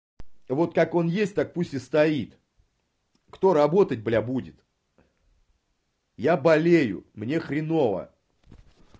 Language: Russian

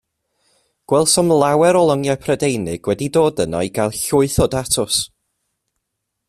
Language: Welsh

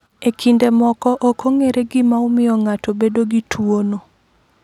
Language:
Luo (Kenya and Tanzania)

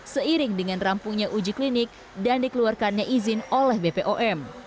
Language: Indonesian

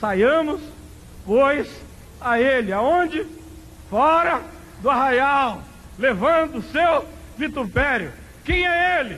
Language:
Portuguese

